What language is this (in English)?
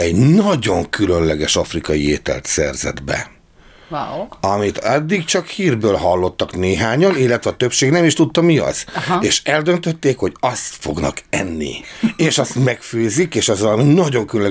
Hungarian